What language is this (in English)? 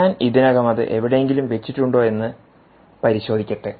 Malayalam